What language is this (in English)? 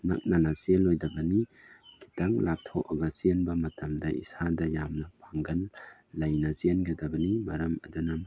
Manipuri